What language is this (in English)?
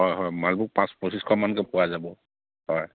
Assamese